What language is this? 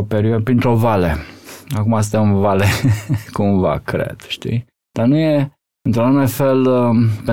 Romanian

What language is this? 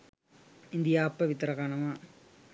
Sinhala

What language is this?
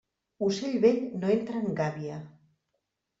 Catalan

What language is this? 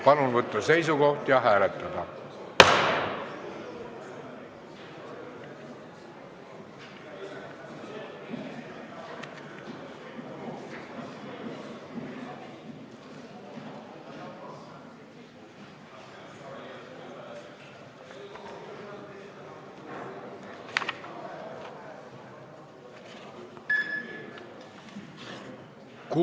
Estonian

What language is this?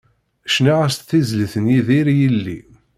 Kabyle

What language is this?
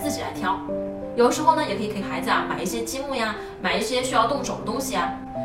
Chinese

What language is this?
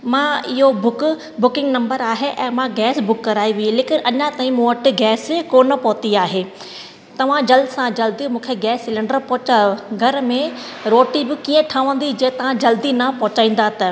Sindhi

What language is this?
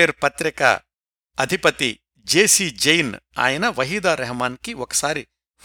Telugu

